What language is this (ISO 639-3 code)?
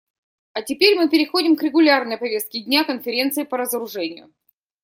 rus